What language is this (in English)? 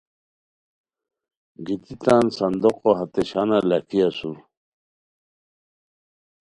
Khowar